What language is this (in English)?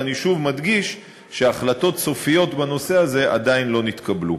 Hebrew